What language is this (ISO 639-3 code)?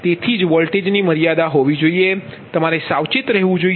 guj